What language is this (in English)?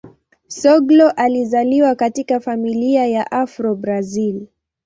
Swahili